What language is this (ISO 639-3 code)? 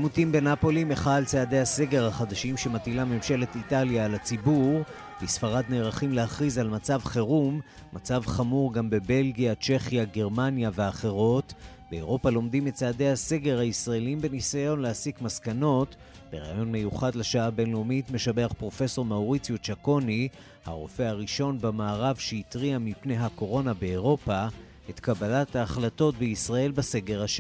heb